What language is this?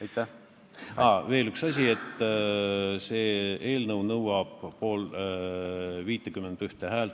Estonian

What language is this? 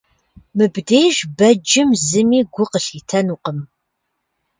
Kabardian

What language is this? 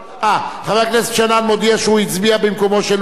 Hebrew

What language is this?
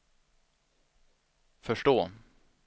Swedish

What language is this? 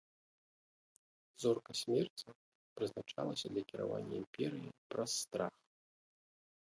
Belarusian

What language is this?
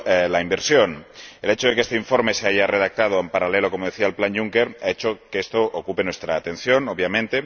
Spanish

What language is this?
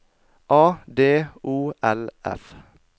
Norwegian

